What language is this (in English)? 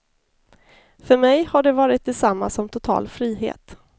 Swedish